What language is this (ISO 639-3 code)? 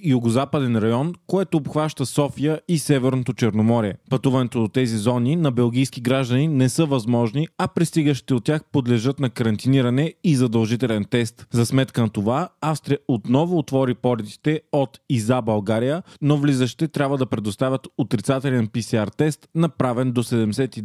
bul